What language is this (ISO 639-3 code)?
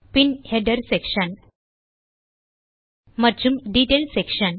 tam